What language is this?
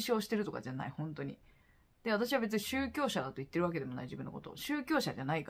Japanese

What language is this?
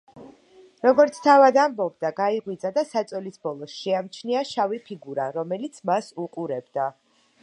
Georgian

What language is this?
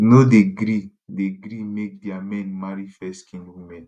Nigerian Pidgin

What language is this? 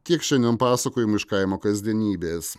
Lithuanian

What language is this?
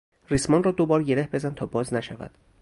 Persian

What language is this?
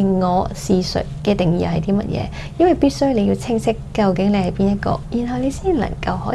Chinese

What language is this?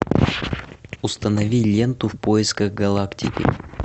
Russian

